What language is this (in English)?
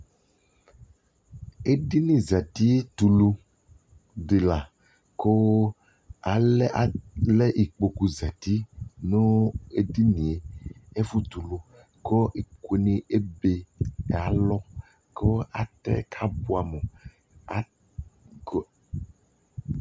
Ikposo